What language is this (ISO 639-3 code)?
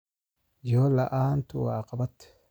som